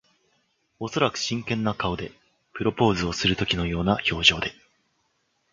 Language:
Japanese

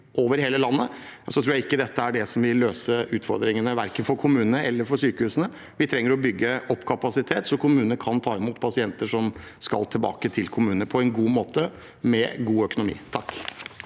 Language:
Norwegian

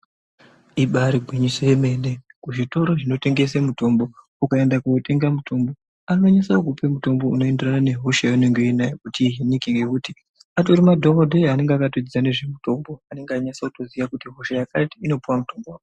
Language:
Ndau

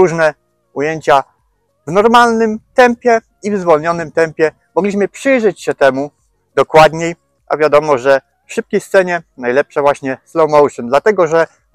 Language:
Polish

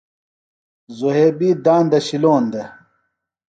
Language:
Phalura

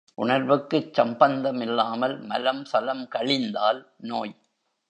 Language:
Tamil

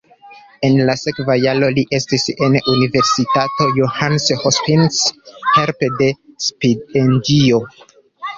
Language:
Esperanto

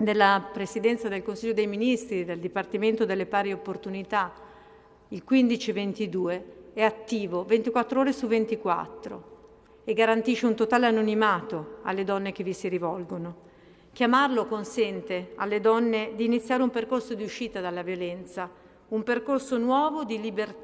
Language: Italian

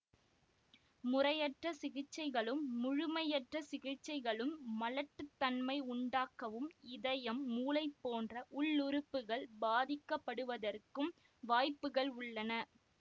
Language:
Tamil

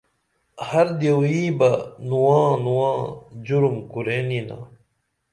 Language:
Dameli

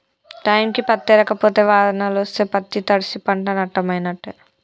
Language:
Telugu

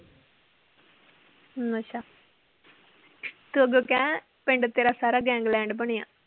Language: Punjabi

